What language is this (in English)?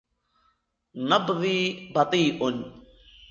Arabic